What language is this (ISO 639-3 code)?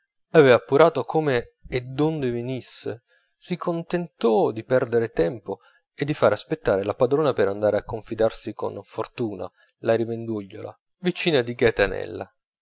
ita